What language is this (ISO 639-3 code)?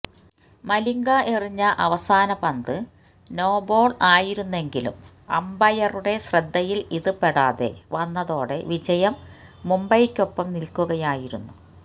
mal